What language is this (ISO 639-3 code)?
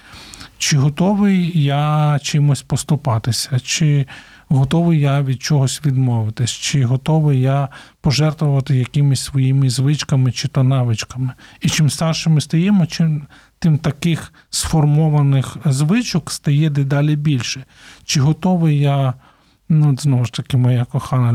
ukr